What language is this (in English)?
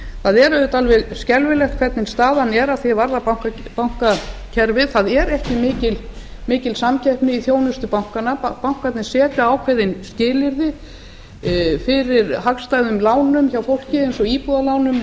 Icelandic